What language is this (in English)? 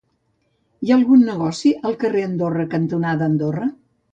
Catalan